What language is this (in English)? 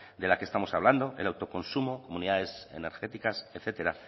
Spanish